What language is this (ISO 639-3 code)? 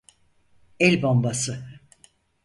tur